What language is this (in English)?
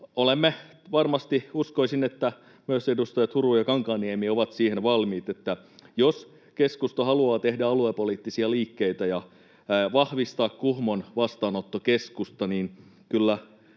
Finnish